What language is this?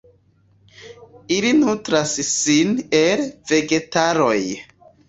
Esperanto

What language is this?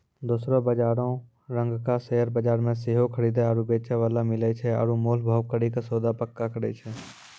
Maithili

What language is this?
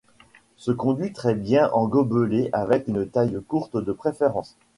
French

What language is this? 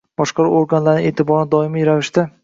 Uzbek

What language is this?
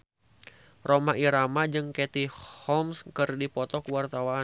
Sundanese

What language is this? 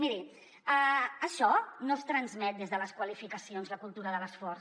Catalan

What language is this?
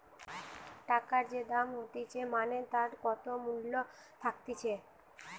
Bangla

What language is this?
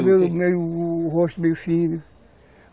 Portuguese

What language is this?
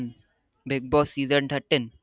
Gujarati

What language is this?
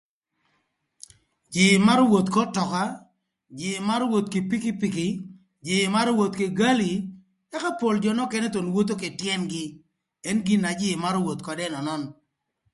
Thur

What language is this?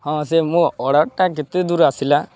Odia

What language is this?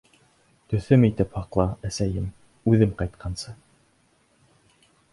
Bashkir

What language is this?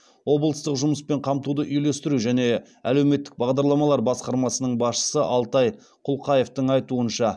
Kazakh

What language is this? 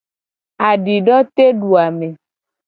Gen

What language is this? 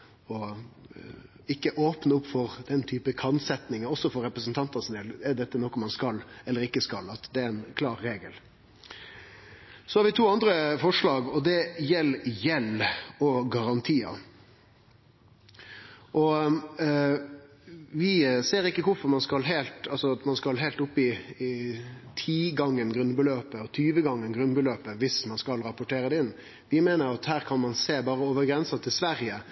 Norwegian Nynorsk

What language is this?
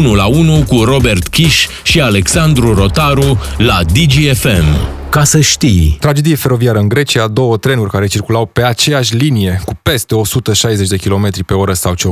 Romanian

